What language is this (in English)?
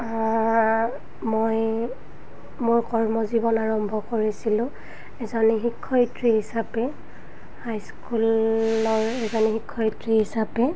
Assamese